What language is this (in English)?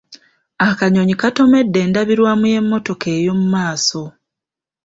Ganda